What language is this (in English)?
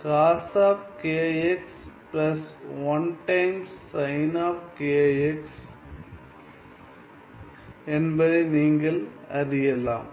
Tamil